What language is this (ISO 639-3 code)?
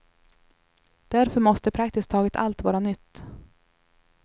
swe